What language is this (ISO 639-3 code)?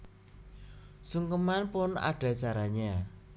jav